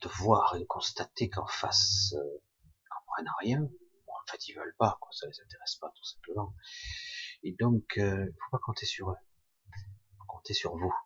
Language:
French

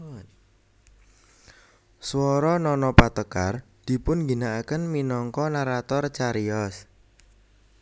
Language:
Javanese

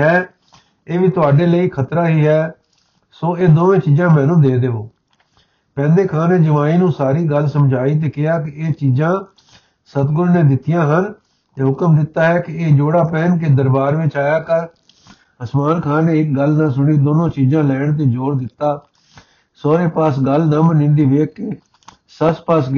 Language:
Punjabi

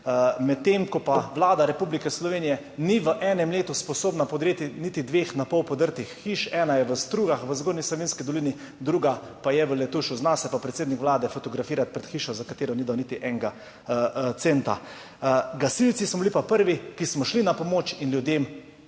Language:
Slovenian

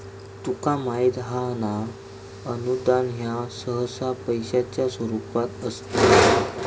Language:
Marathi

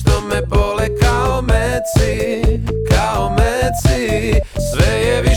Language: Croatian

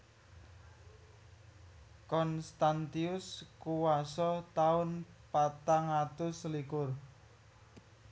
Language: Javanese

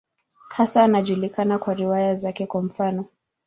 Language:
Swahili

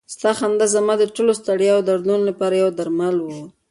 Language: Pashto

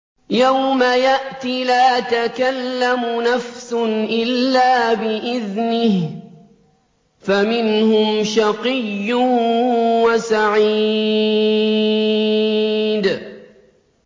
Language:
Arabic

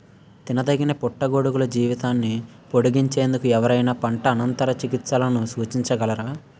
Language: Telugu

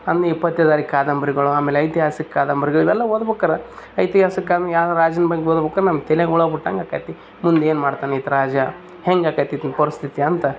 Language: Kannada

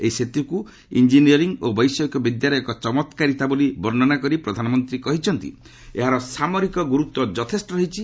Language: Odia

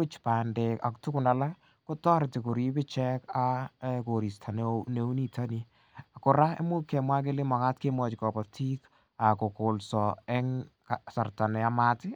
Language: Kalenjin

